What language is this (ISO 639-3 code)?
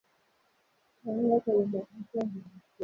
swa